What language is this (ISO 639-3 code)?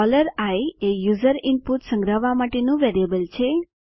guj